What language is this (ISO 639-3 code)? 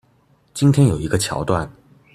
zho